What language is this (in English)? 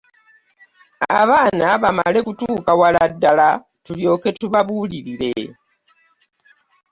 Ganda